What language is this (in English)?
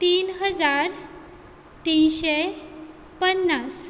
Konkani